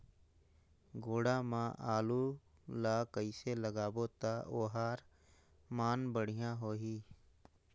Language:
Chhattisgarhi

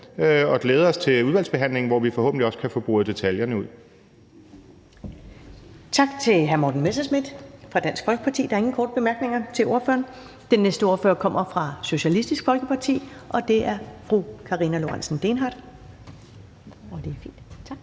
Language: Danish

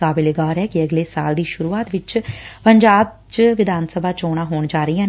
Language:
Punjabi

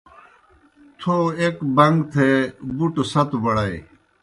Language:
Kohistani Shina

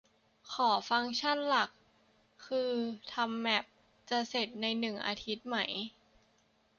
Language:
Thai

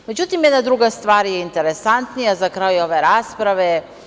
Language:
Serbian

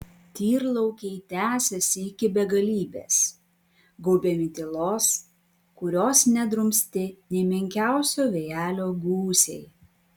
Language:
Lithuanian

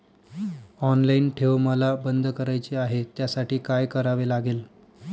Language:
Marathi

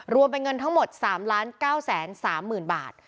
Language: Thai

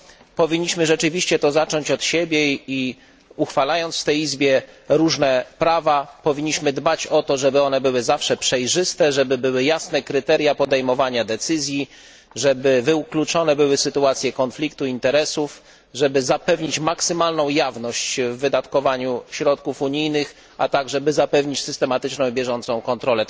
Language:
Polish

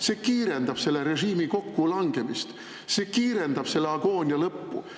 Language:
Estonian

